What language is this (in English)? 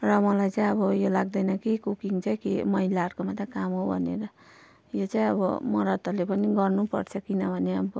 Nepali